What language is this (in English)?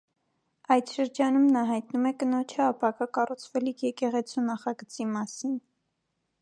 Armenian